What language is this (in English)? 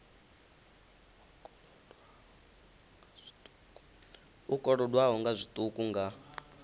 Venda